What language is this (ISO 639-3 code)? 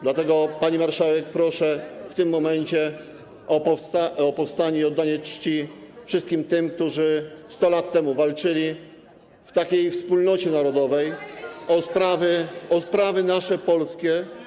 pol